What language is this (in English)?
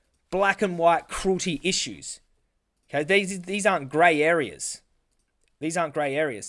English